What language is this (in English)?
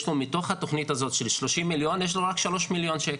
Hebrew